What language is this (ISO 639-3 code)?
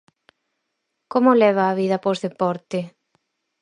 glg